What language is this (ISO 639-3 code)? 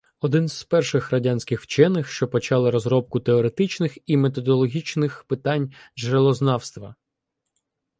ukr